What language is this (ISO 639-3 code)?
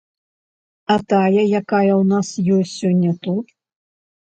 bel